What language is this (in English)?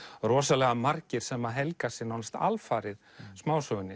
Icelandic